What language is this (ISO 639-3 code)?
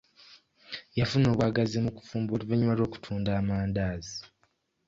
lug